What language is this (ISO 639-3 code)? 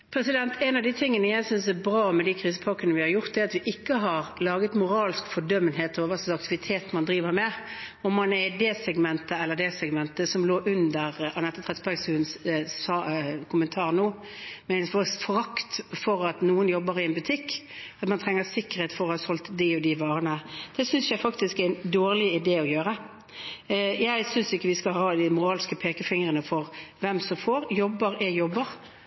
nob